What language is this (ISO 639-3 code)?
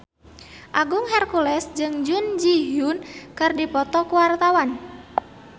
sun